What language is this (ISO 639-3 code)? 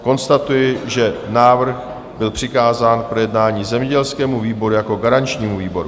ces